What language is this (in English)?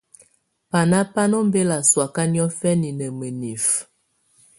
Tunen